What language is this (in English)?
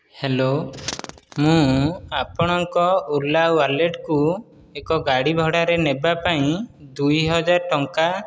Odia